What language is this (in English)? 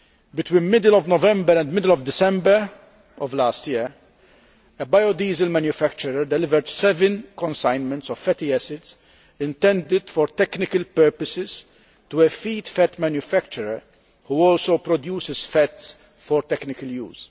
English